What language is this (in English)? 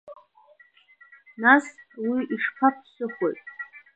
Abkhazian